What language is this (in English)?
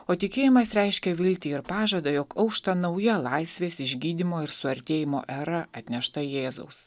Lithuanian